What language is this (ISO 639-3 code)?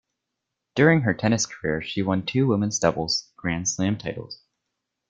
eng